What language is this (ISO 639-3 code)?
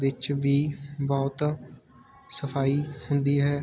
pan